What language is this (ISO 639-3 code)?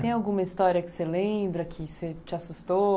por